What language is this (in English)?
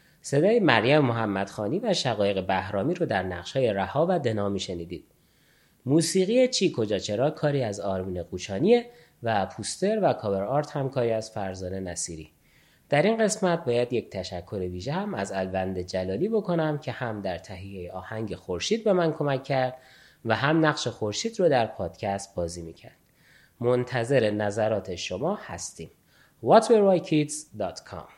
Persian